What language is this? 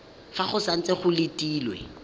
Tswana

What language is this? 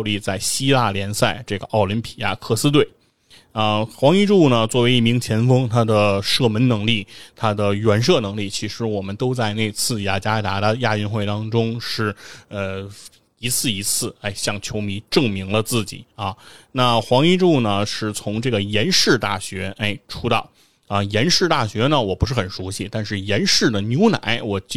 Chinese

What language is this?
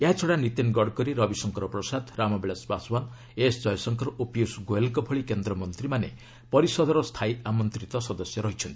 Odia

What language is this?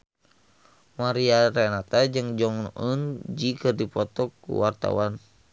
Sundanese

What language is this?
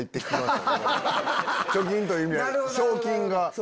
Japanese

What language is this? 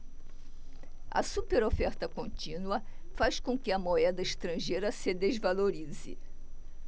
Portuguese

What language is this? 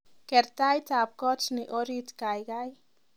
Kalenjin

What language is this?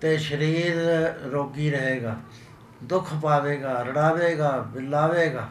Punjabi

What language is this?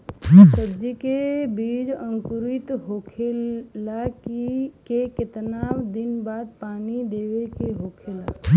Bhojpuri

